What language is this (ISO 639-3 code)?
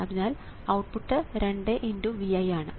mal